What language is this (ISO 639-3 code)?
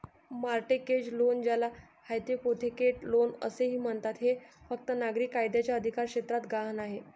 mar